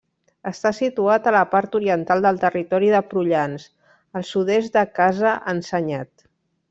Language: Catalan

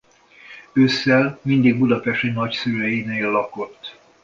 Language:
Hungarian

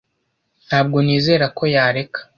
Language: Kinyarwanda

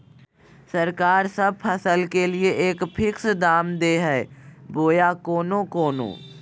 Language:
Magahi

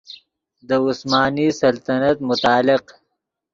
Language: Yidgha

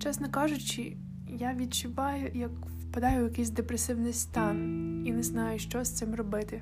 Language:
Ukrainian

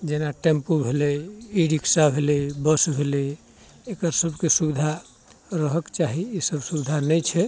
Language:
Maithili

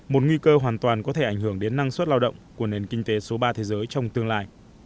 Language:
Vietnamese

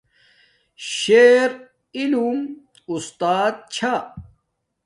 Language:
Domaaki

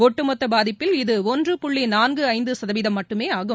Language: Tamil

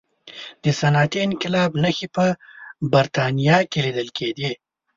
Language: Pashto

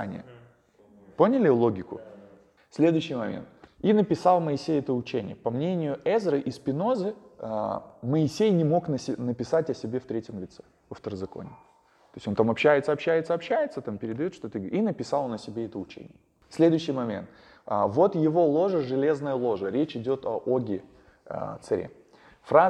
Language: Russian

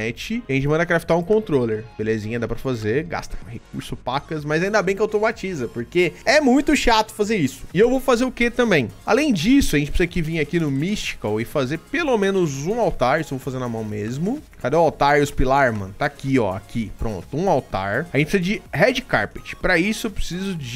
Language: Portuguese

